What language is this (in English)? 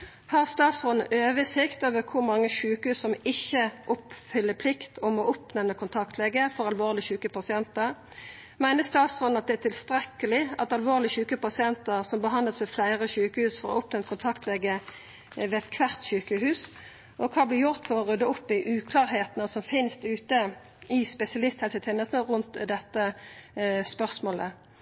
Norwegian Nynorsk